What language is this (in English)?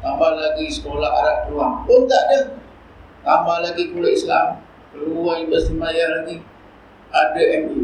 Malay